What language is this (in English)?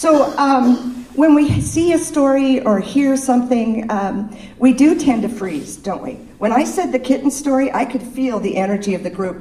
English